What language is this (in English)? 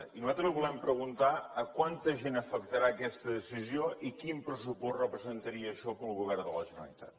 Catalan